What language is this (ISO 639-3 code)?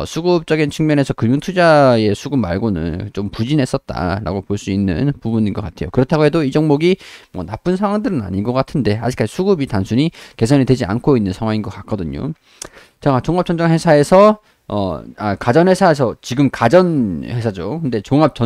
kor